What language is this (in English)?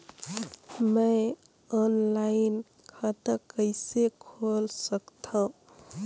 Chhattisgarhi